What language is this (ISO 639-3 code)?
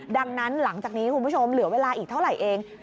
tha